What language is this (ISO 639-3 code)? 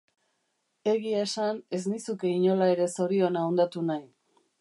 eus